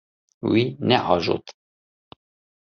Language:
Kurdish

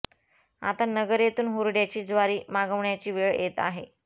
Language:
Marathi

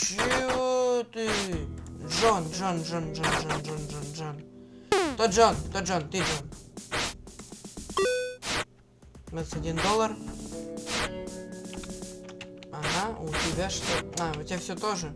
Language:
Russian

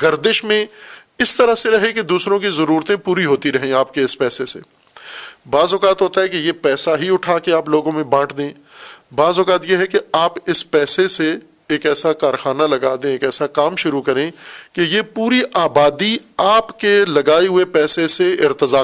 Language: Urdu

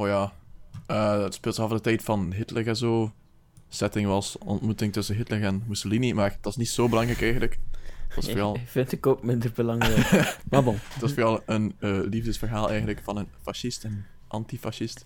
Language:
Dutch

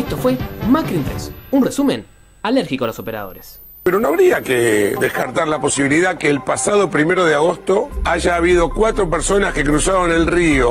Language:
Spanish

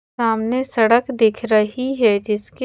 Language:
Hindi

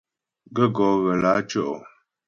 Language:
Ghomala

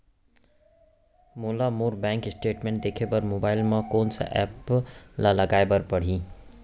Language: Chhattisgarhi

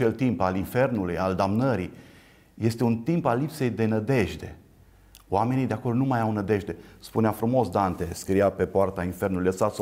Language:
Romanian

